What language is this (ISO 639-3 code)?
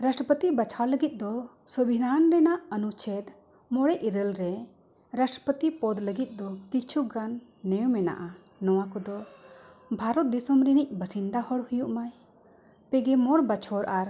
sat